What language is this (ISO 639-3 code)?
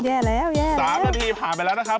tha